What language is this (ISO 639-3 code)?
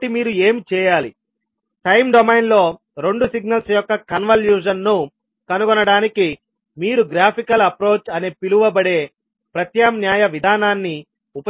tel